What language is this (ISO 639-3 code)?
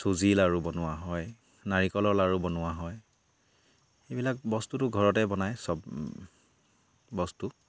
asm